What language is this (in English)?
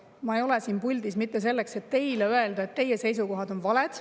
Estonian